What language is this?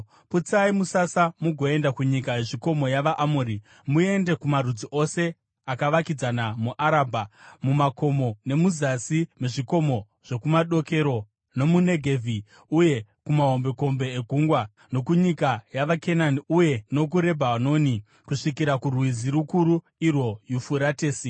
Shona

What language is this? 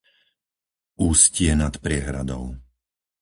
Slovak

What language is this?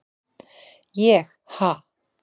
Icelandic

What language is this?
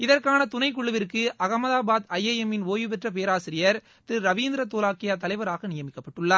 Tamil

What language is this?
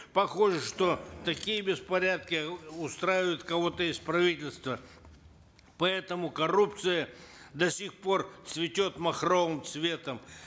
Kazakh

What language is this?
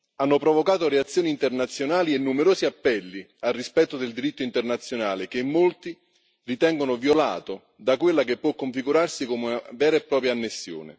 Italian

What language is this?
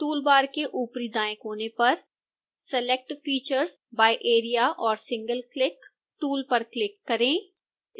Hindi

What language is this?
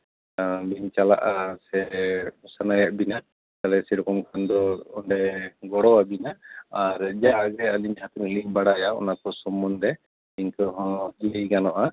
Santali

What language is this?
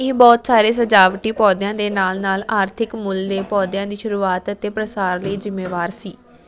Punjabi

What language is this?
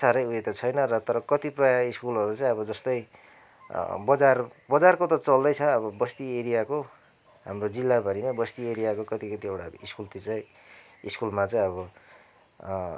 Nepali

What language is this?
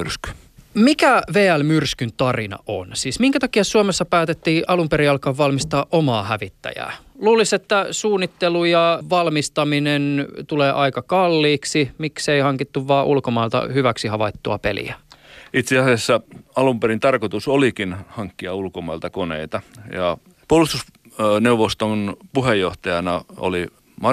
Finnish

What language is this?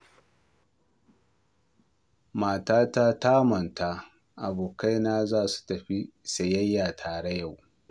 Hausa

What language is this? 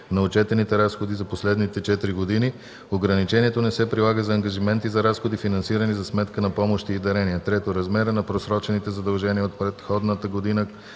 Bulgarian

